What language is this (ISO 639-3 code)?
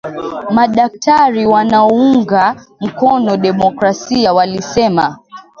swa